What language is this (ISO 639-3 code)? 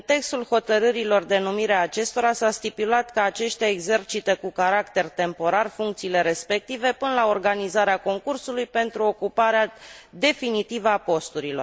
ron